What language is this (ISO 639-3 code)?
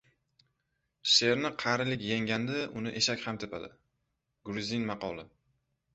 uzb